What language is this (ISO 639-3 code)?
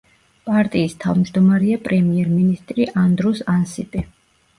kat